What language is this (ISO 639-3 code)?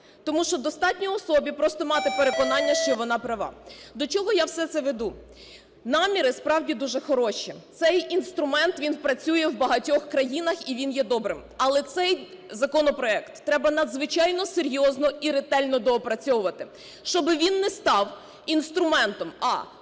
ukr